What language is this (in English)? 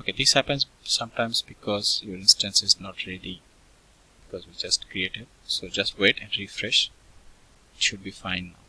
English